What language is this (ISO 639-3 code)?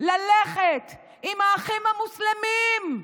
heb